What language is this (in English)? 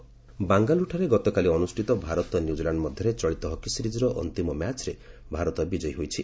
Odia